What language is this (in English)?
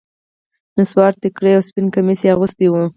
Pashto